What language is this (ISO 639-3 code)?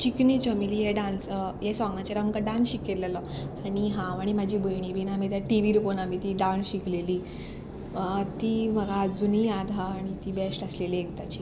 kok